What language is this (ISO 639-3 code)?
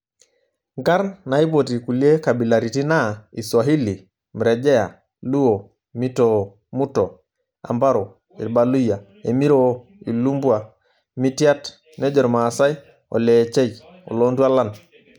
mas